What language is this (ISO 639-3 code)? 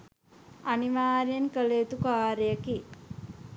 sin